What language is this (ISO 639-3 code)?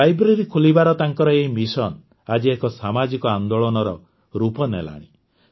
ori